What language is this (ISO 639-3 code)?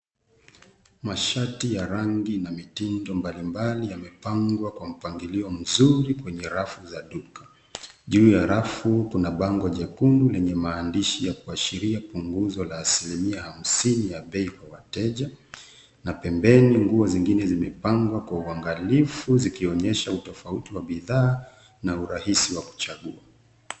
swa